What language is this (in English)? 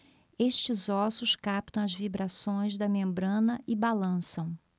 Portuguese